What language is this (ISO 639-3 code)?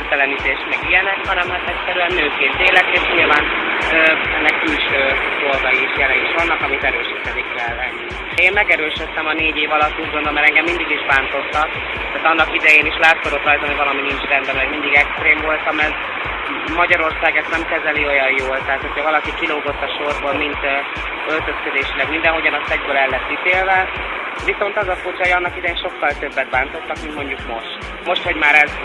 hun